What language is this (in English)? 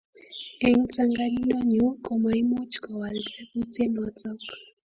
Kalenjin